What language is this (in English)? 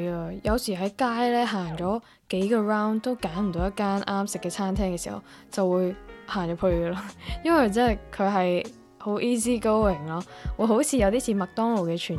Chinese